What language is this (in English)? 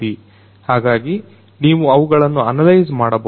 Kannada